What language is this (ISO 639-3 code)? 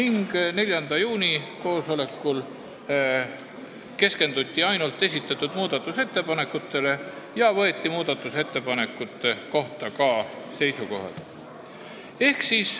est